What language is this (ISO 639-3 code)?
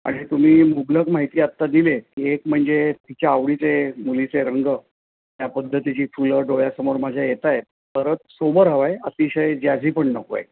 mar